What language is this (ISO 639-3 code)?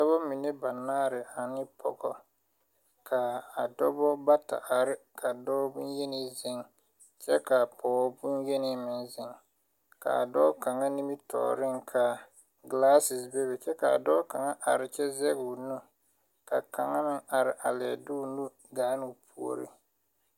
dga